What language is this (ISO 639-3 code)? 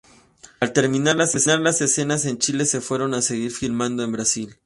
spa